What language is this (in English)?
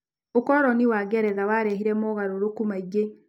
Kikuyu